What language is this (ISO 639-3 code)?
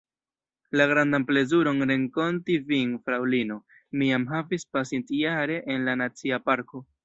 epo